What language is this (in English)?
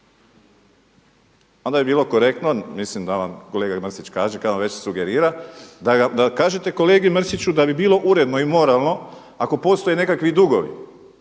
Croatian